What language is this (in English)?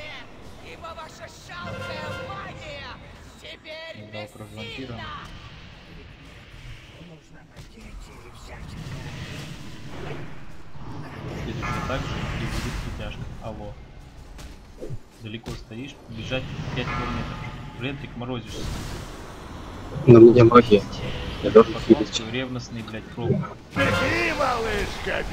Russian